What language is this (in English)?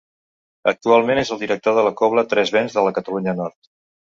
Catalan